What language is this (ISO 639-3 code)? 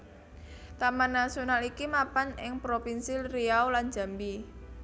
jav